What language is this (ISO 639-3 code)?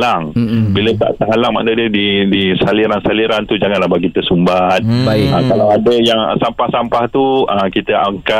msa